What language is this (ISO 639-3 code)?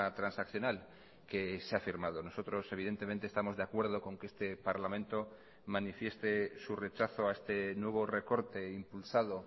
spa